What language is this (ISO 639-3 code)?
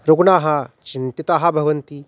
san